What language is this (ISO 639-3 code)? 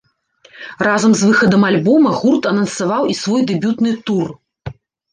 bel